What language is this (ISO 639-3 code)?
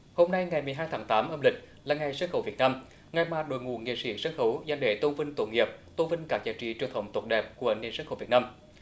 vie